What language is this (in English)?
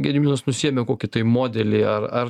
Lithuanian